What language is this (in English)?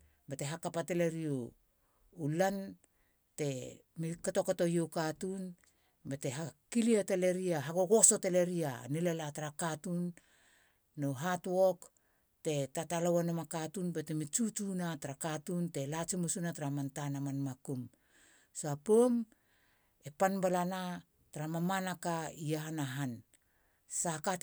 Halia